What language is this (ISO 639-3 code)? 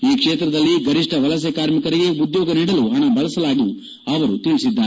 kan